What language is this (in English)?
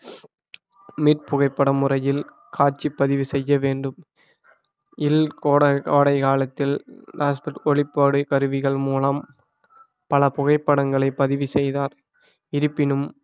Tamil